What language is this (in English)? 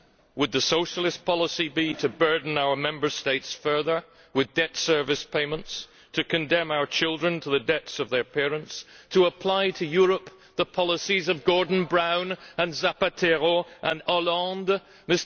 English